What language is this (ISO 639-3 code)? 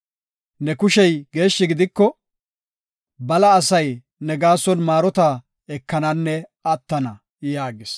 gof